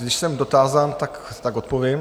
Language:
Czech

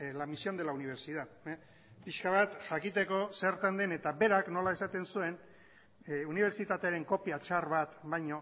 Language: Basque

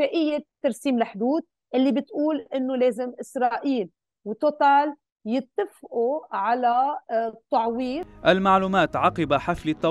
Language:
Arabic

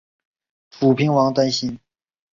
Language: Chinese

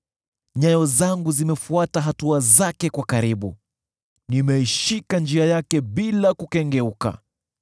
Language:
Swahili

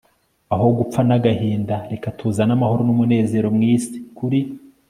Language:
Kinyarwanda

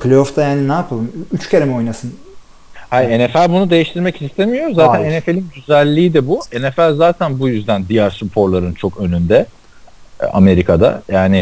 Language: Turkish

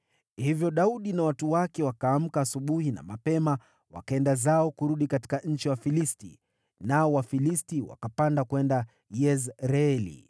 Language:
Swahili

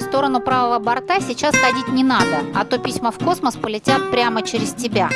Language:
Russian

